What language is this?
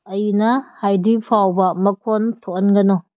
Manipuri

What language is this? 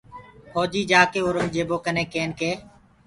Gurgula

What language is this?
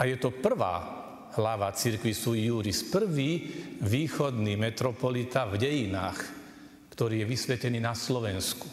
Slovak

